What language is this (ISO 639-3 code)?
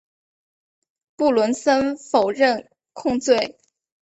zho